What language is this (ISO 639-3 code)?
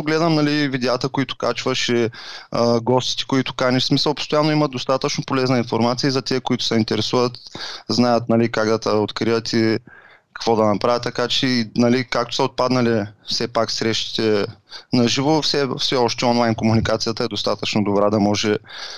bul